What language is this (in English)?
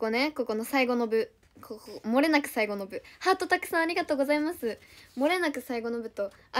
Japanese